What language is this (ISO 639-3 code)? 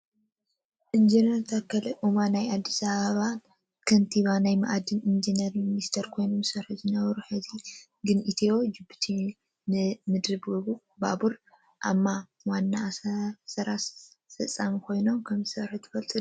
tir